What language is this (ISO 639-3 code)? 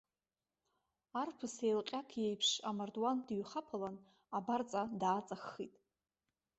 abk